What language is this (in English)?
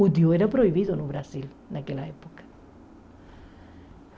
Portuguese